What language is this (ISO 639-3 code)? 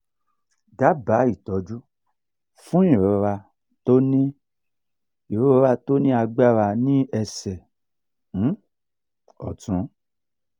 yor